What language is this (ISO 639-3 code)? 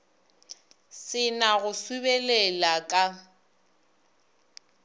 nso